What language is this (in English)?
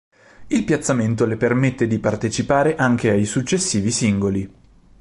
Italian